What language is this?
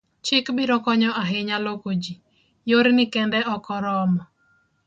Luo (Kenya and Tanzania)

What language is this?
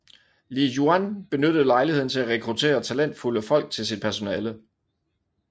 Danish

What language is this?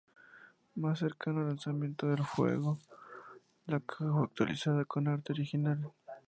Spanish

